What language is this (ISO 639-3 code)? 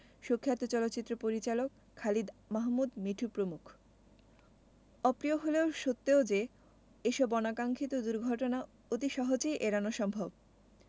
ben